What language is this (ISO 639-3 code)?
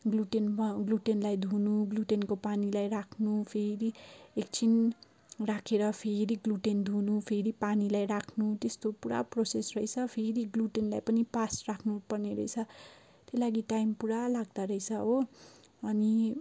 nep